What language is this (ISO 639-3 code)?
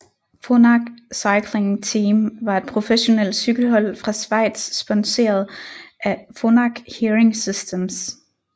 dan